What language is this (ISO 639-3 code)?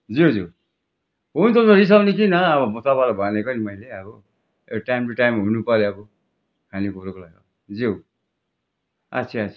nep